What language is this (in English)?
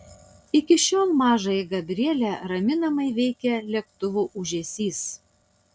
Lithuanian